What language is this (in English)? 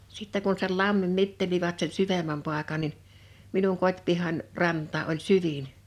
Finnish